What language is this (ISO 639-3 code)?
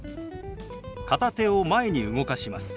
jpn